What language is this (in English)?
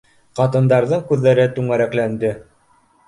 Bashkir